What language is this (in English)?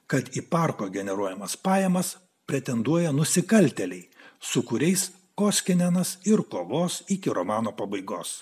Lithuanian